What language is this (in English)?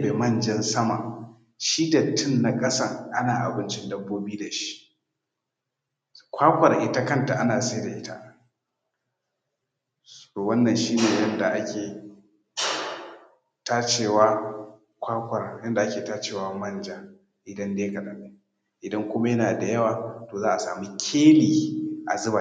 Hausa